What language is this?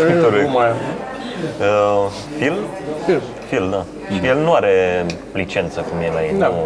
Romanian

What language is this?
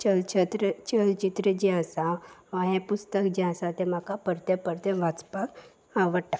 Konkani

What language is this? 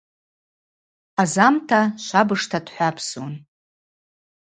Abaza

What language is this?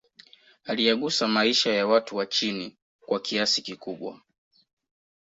Swahili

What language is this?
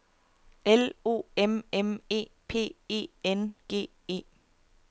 Danish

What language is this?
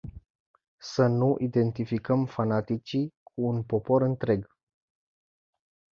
Romanian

